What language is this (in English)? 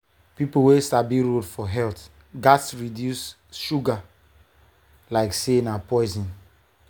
Nigerian Pidgin